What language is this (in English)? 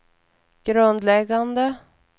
Swedish